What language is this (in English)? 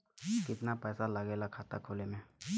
Bhojpuri